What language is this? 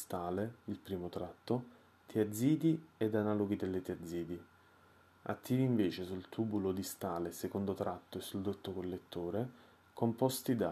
Italian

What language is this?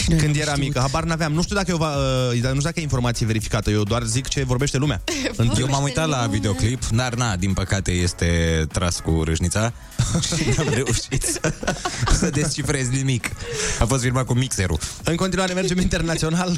Romanian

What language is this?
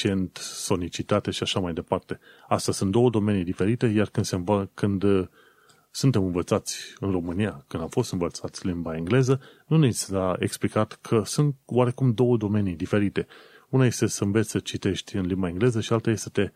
Romanian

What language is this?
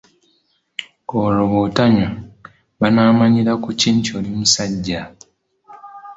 Ganda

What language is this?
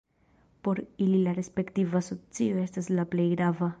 Esperanto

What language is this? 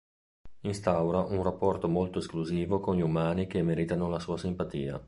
Italian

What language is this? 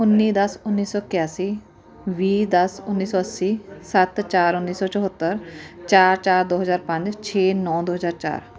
Punjabi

